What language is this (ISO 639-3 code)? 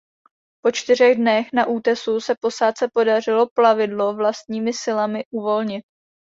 ces